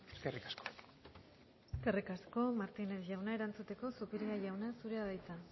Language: Basque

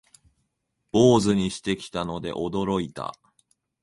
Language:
Japanese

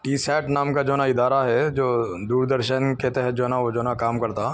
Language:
Urdu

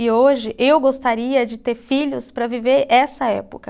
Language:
Portuguese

